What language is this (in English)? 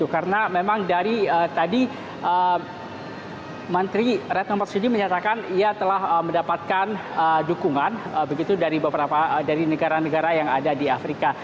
Indonesian